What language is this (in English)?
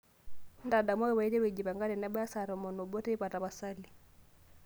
Masai